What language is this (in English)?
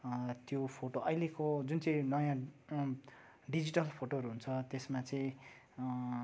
Nepali